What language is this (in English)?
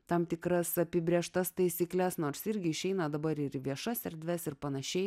Lithuanian